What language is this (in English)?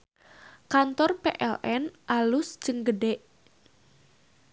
Sundanese